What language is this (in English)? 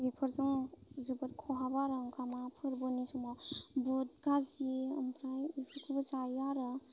Bodo